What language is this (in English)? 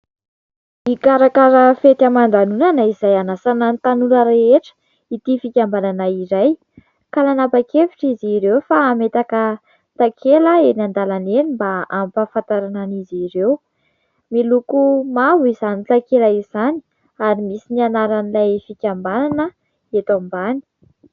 Malagasy